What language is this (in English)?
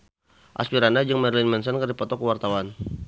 Sundanese